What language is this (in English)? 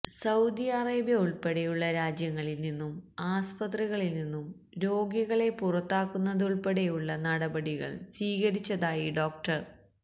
Malayalam